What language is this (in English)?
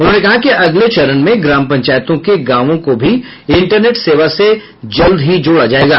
Hindi